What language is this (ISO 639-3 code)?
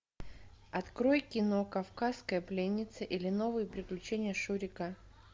rus